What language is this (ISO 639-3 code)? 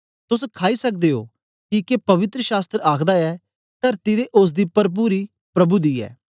doi